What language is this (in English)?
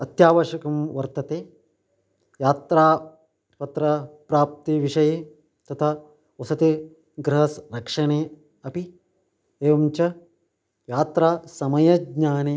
Sanskrit